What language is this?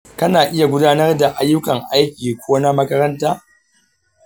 Hausa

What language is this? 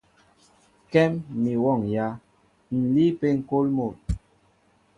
Mbo (Cameroon)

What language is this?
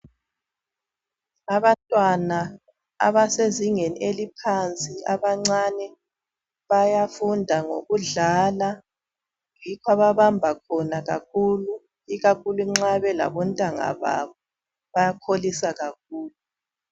North Ndebele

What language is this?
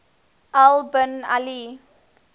English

